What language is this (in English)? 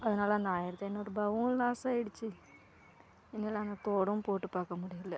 Tamil